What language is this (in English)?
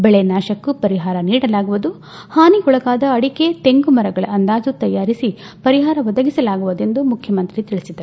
Kannada